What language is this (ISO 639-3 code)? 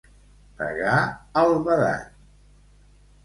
cat